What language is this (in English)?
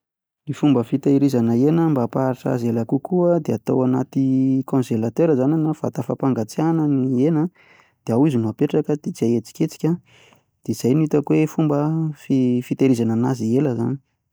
Malagasy